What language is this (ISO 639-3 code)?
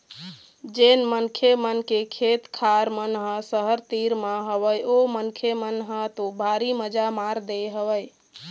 hne